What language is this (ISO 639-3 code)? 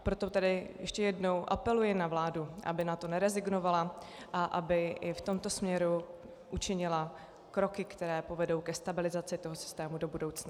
ces